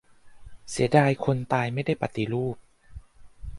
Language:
Thai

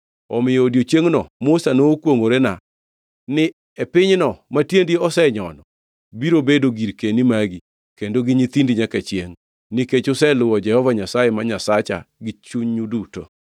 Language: Luo (Kenya and Tanzania)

